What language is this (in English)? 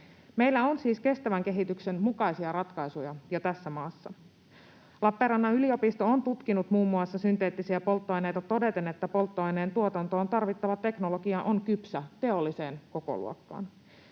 Finnish